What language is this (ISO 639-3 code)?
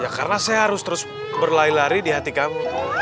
ind